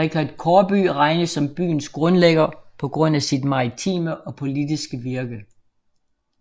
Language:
Danish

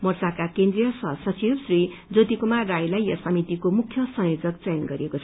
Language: Nepali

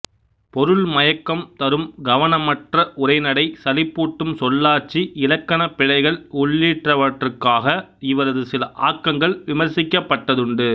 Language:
Tamil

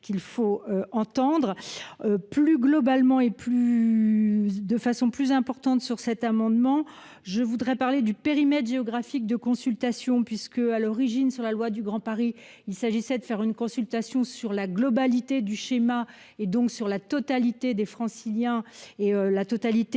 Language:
French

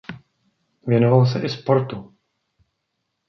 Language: Czech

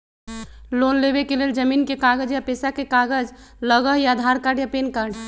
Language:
Magahi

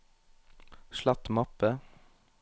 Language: Norwegian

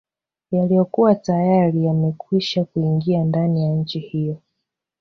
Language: Swahili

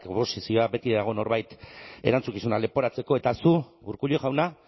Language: Basque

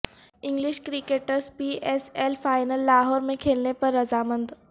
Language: Urdu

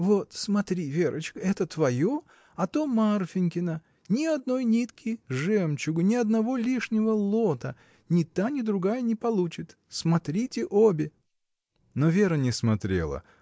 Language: Russian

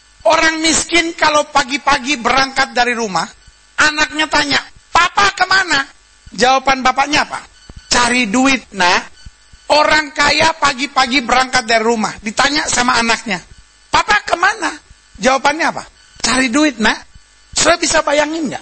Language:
Indonesian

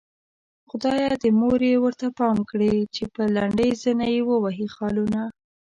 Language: Pashto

